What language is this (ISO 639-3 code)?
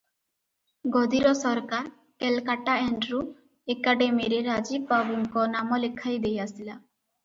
ori